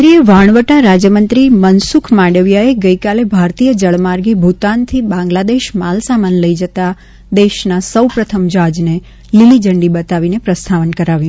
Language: Gujarati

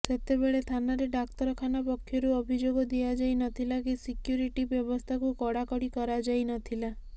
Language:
Odia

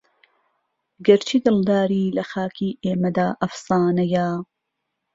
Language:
Central Kurdish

